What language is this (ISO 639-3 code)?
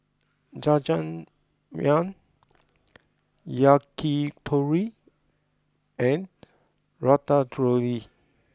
eng